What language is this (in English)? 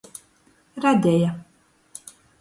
Latgalian